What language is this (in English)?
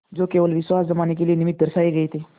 Hindi